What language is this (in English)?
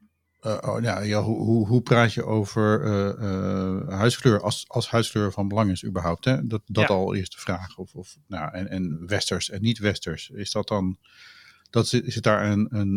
Dutch